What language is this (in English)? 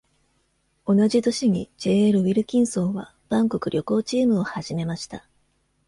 Japanese